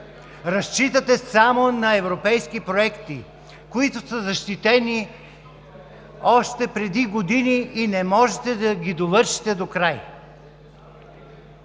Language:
Bulgarian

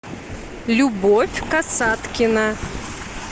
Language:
Russian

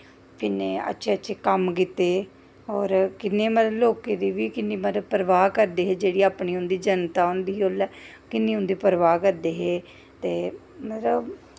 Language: Dogri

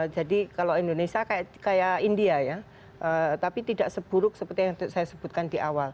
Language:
Indonesian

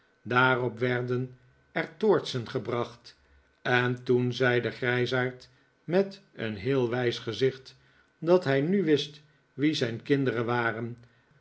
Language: Dutch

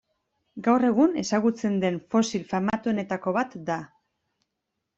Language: Basque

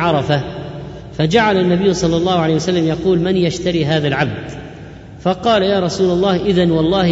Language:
Arabic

